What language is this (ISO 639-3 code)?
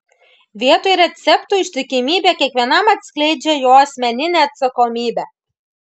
lit